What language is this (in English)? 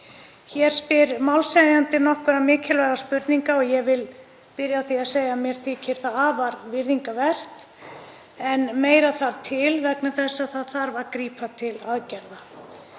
Icelandic